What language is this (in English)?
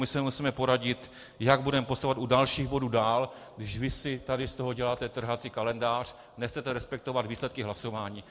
Czech